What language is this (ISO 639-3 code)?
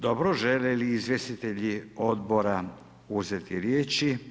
hrv